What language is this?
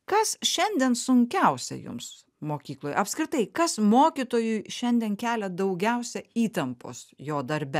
Lithuanian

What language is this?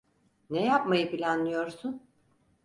Turkish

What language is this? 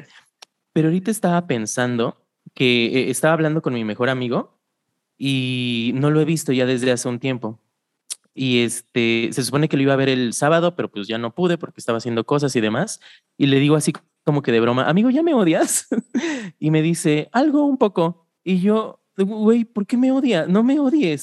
Spanish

